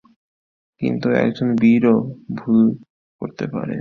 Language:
Bangla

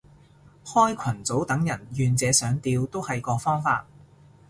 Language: Cantonese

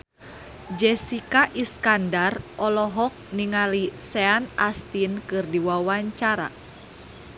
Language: Sundanese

